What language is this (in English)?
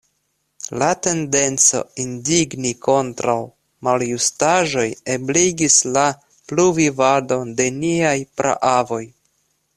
Esperanto